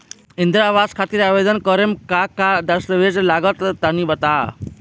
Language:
Bhojpuri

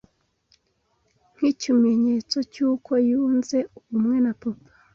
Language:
Kinyarwanda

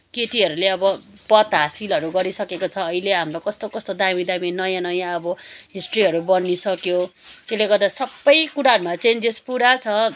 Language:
Nepali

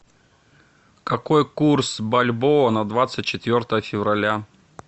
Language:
Russian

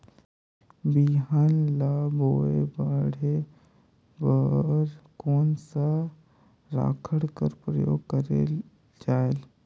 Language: Chhattisgarhi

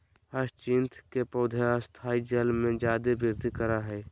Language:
Magahi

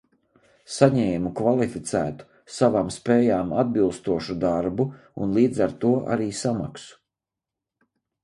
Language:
Latvian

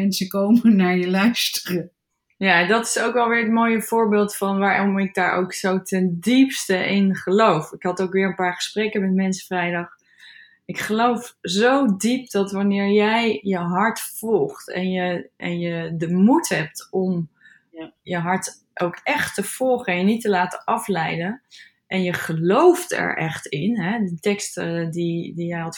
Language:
Dutch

